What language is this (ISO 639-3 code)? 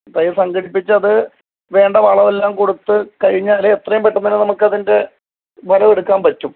mal